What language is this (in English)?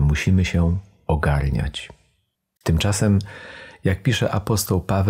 Polish